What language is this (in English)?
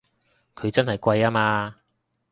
Cantonese